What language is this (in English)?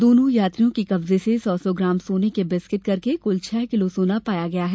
Hindi